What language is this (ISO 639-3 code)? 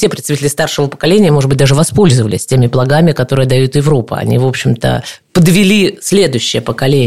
rus